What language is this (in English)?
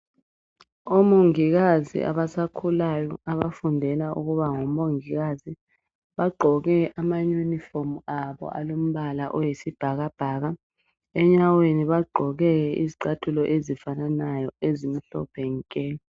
North Ndebele